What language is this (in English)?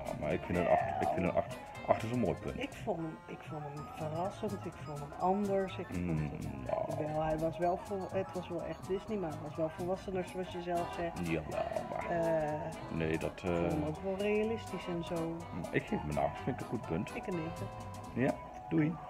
Dutch